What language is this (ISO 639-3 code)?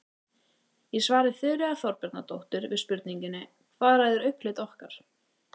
isl